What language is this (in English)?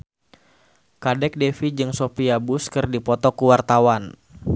Sundanese